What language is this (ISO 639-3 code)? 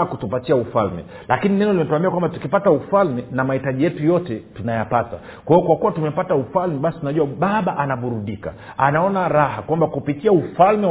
swa